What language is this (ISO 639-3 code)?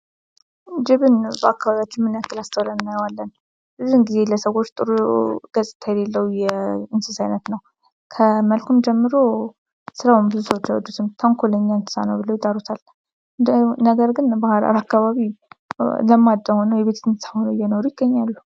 amh